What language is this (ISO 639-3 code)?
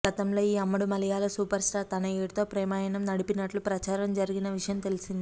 tel